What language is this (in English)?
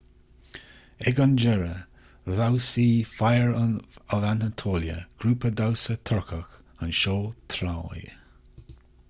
Irish